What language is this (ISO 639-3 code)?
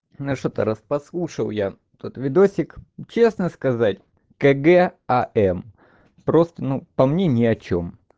rus